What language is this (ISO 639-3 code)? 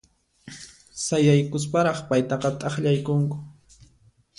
qxp